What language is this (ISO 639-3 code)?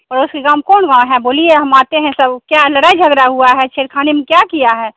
hin